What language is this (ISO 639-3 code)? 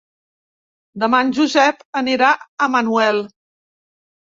cat